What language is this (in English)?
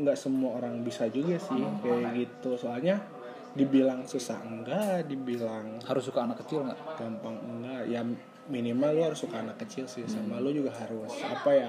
Indonesian